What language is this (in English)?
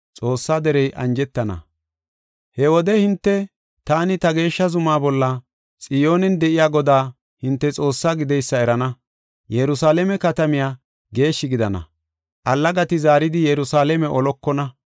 Gofa